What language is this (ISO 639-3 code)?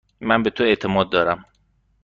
fas